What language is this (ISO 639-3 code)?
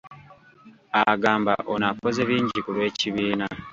lug